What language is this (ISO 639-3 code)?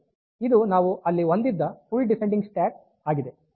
kan